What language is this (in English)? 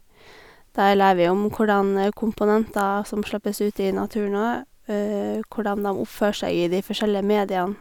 Norwegian